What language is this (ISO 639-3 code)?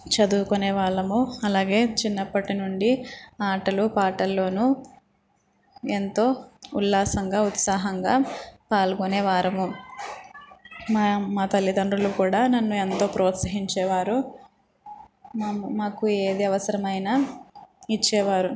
tel